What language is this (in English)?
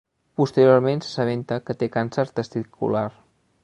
Catalan